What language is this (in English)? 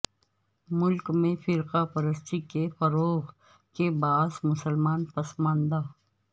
Urdu